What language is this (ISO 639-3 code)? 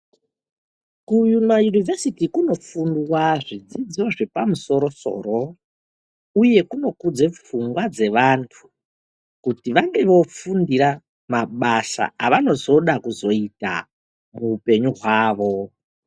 ndc